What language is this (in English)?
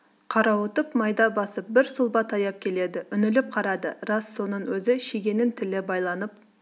Kazakh